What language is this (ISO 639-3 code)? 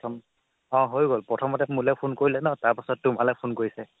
asm